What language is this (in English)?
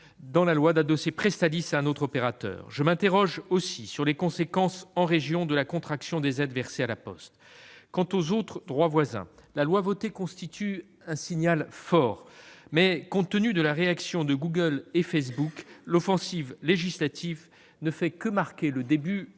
French